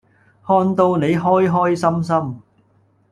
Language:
Cantonese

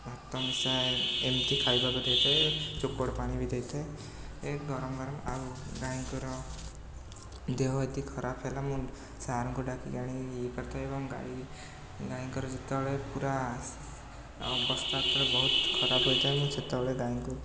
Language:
Odia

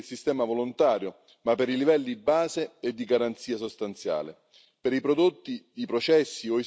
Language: Italian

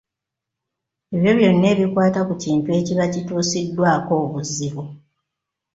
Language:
Ganda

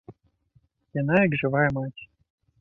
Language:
Belarusian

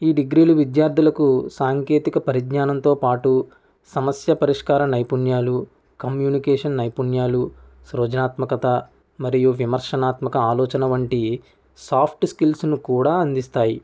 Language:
Telugu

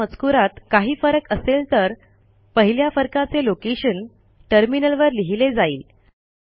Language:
Marathi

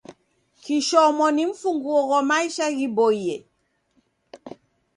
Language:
Taita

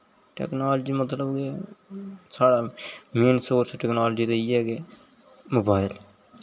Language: Dogri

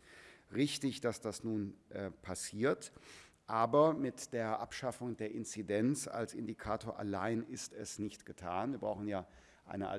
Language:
German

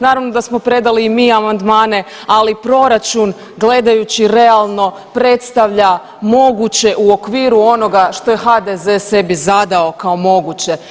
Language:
Croatian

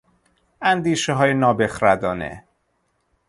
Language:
Persian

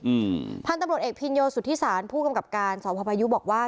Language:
Thai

